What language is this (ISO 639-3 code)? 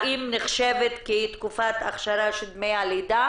heb